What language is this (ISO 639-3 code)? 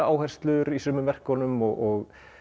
isl